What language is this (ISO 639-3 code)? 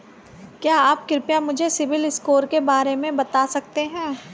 hin